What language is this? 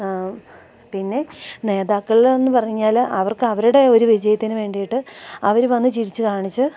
Malayalam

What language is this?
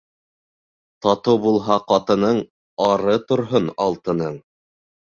Bashkir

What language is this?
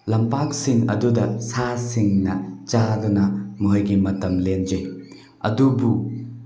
Manipuri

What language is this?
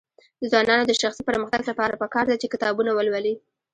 Pashto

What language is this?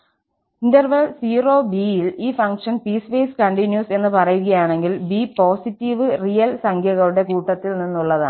Malayalam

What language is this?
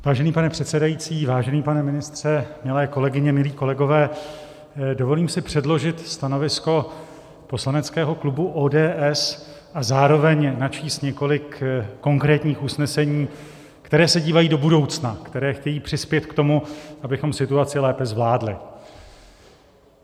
Czech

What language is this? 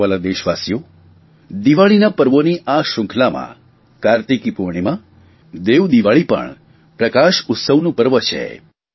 Gujarati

